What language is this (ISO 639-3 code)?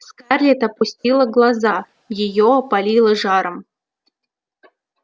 rus